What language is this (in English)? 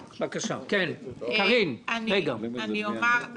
Hebrew